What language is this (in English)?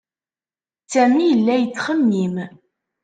Kabyle